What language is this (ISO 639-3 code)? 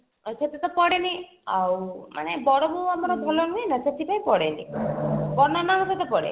ori